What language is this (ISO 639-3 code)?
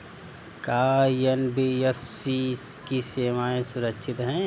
bho